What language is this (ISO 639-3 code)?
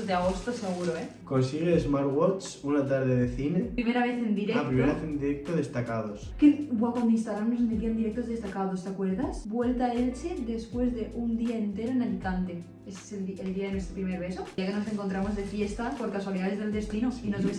spa